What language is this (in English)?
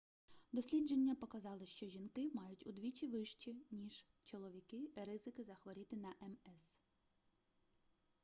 Ukrainian